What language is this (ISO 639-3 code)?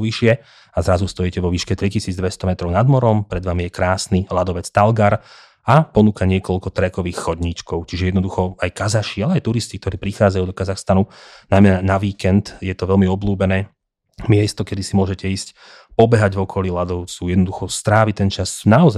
slk